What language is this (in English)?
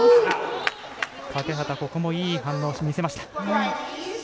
Japanese